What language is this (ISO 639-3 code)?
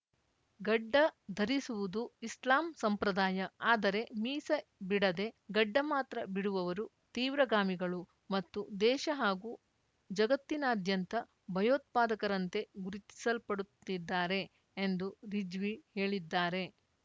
kan